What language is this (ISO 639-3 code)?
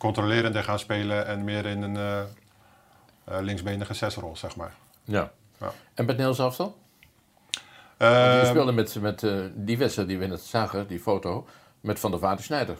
nld